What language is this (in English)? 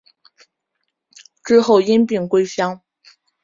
Chinese